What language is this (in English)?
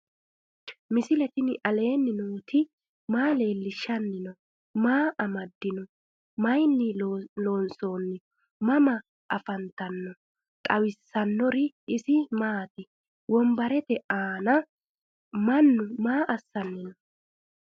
Sidamo